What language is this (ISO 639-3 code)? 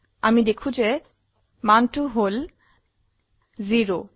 asm